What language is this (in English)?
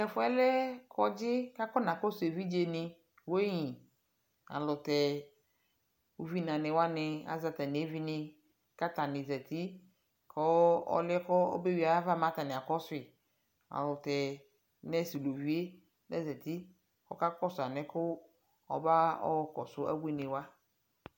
Ikposo